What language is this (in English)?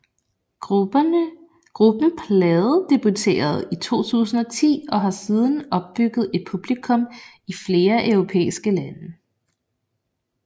Danish